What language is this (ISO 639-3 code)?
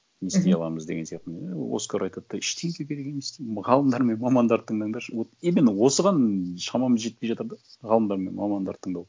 kaz